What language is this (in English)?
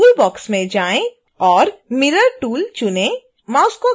Hindi